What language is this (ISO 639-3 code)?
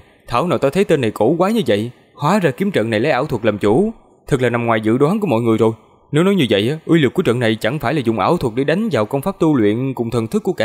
vie